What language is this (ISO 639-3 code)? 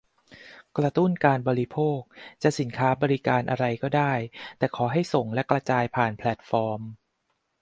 tha